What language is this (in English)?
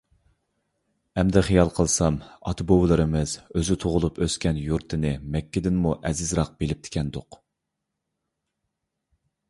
Uyghur